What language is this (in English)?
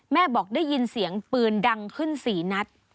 Thai